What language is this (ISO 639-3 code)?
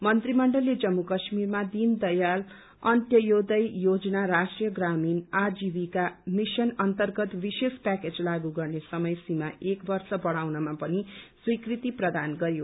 nep